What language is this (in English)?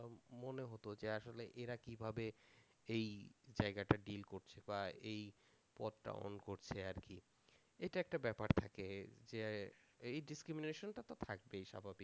Bangla